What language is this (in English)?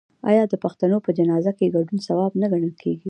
Pashto